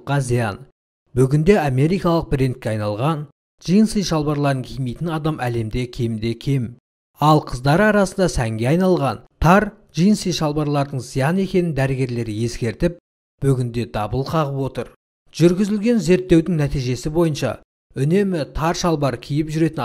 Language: Turkish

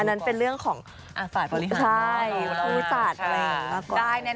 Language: Thai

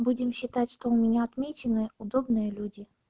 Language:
Russian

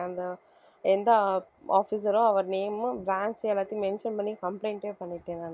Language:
Tamil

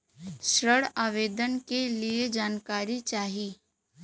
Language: Bhojpuri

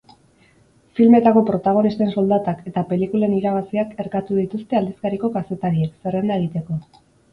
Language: Basque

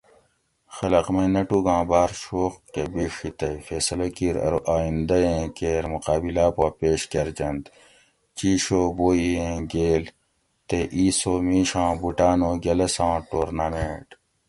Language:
Gawri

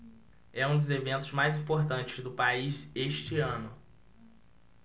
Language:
Portuguese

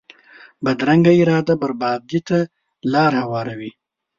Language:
Pashto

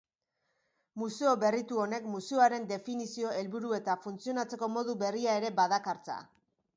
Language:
Basque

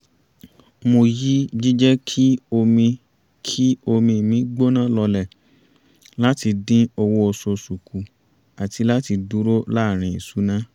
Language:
Yoruba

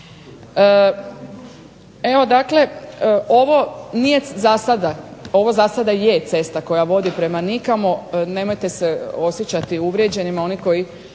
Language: Croatian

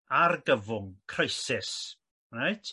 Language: Welsh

